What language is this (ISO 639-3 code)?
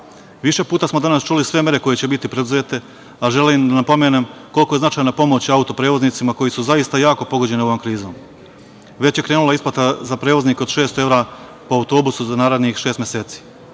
srp